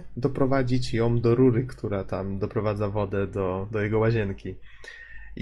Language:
Polish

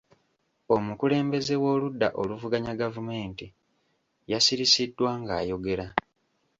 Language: Ganda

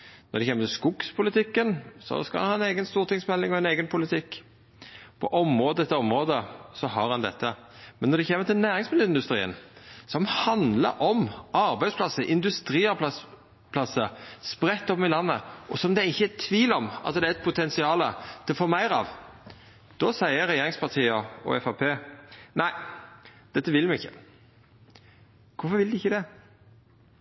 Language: Norwegian Nynorsk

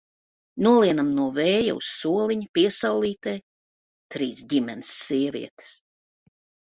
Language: Latvian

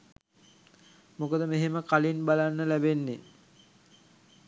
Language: Sinhala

